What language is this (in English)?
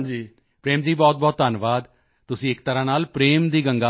Punjabi